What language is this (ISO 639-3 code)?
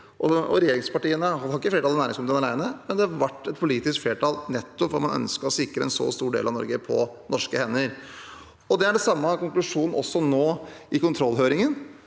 nor